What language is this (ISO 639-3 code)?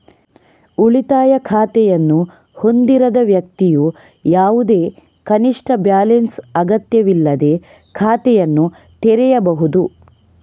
kan